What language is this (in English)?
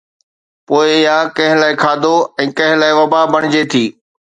Sindhi